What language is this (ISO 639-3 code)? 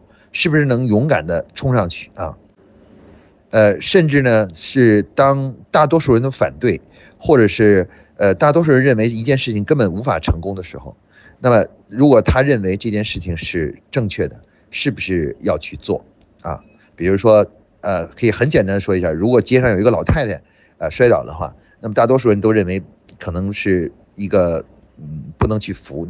zho